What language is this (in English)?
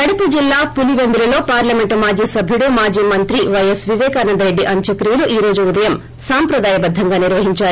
Telugu